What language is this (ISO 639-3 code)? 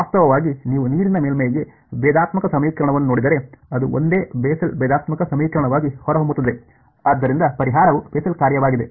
kan